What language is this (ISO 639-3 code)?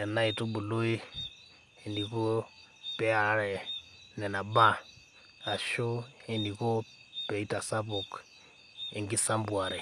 mas